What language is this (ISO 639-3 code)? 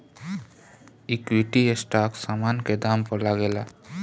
bho